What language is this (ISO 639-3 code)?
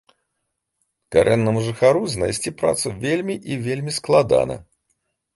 bel